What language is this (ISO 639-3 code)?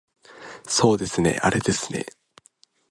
jpn